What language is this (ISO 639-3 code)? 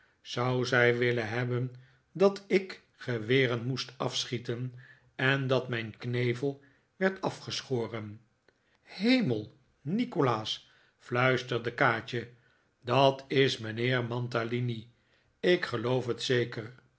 nld